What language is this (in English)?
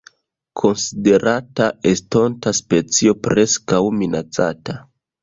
Esperanto